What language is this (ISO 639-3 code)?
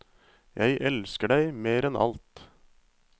nor